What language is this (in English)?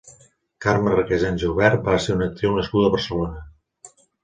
Catalan